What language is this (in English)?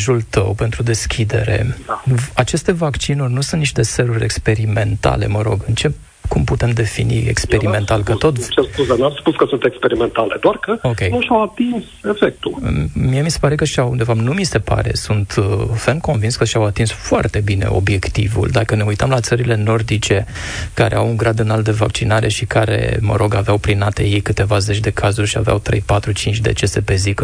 Romanian